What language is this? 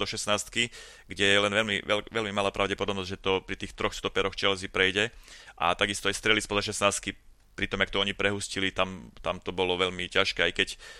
Slovak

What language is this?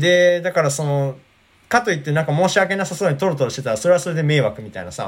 Japanese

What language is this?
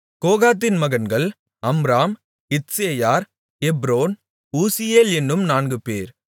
Tamil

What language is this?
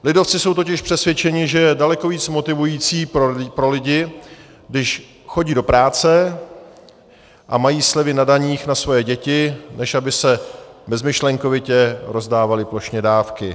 Czech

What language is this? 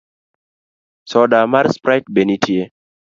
Luo (Kenya and Tanzania)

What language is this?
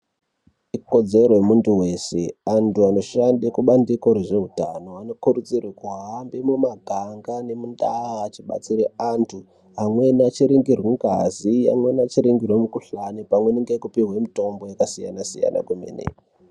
Ndau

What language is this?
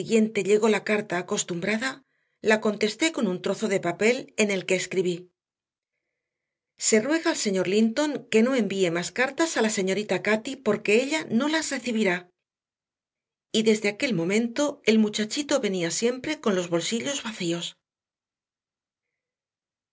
Spanish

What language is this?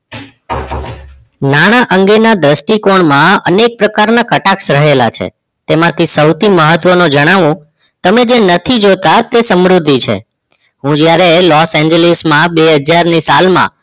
Gujarati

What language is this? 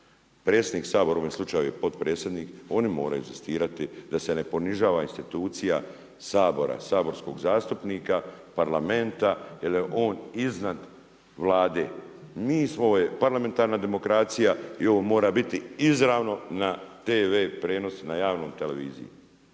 Croatian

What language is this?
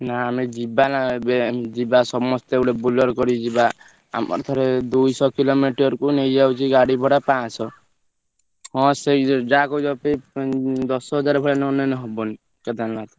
Odia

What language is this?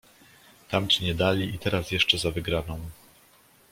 Polish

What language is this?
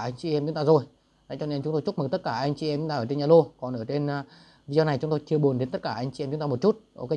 Vietnamese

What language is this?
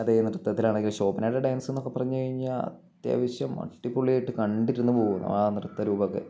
Malayalam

